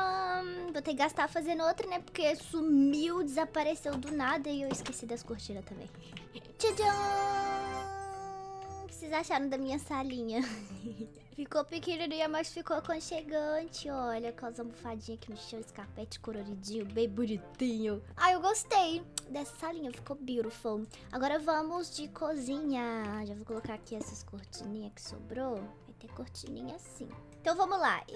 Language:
Portuguese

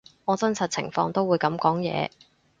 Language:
Cantonese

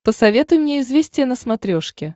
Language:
Russian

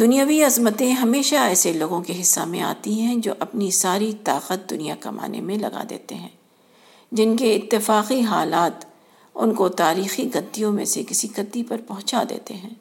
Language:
Urdu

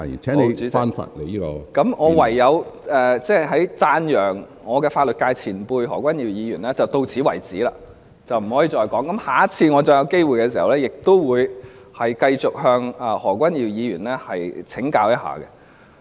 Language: Cantonese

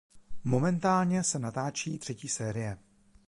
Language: Czech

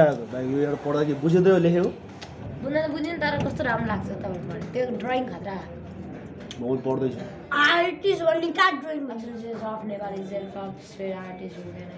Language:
Turkish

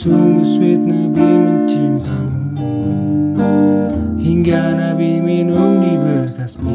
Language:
Thai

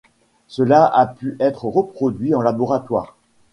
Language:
French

